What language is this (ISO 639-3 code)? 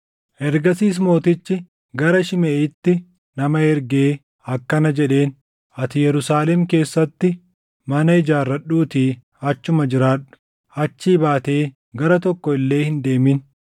orm